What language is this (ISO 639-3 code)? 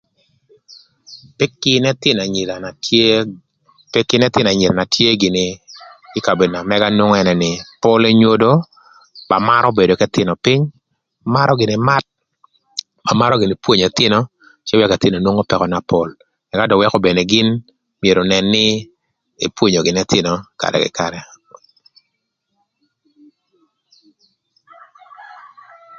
lth